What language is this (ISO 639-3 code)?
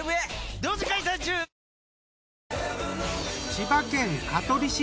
jpn